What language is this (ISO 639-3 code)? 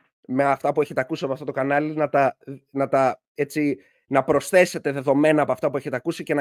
ell